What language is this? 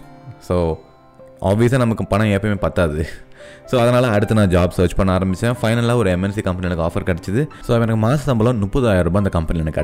Tamil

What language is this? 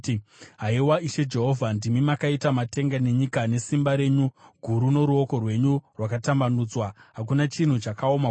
Shona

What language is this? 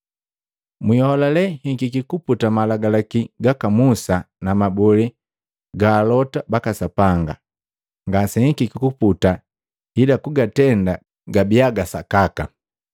Matengo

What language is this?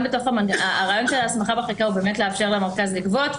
Hebrew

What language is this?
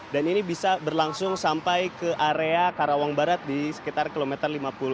Indonesian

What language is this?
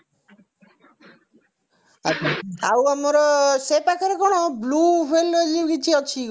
Odia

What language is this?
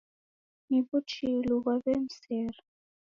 Taita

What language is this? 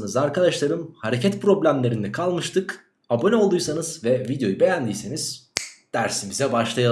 Turkish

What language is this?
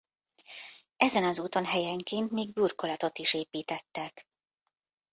Hungarian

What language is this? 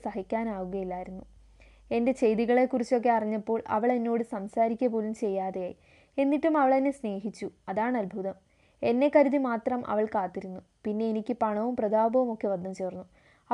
Malayalam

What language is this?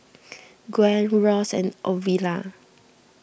English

